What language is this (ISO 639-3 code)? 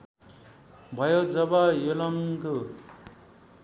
nep